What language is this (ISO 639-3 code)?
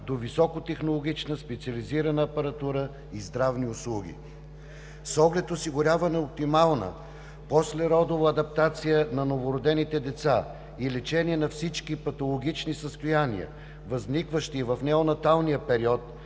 bul